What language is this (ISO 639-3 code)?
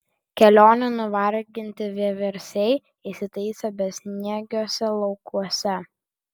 lit